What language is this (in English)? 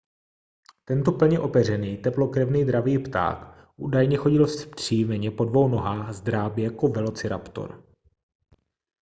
Czech